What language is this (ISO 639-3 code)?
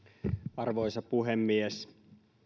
fin